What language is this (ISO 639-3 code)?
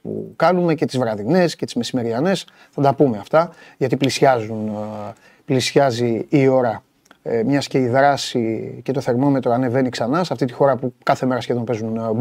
ell